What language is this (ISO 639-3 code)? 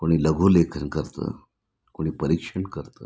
mar